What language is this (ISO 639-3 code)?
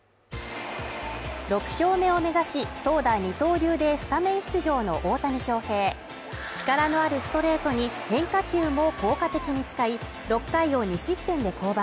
jpn